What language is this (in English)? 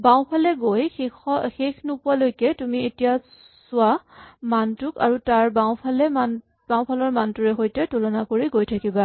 Assamese